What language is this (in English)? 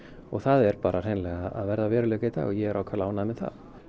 Icelandic